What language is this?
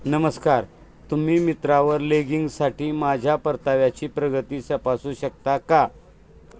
Marathi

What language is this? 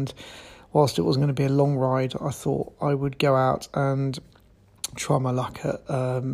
English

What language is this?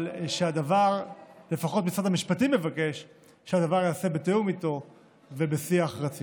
Hebrew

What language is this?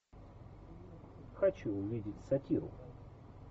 Russian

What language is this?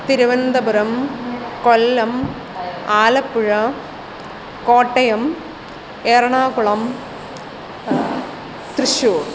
Sanskrit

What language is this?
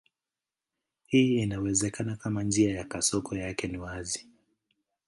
Swahili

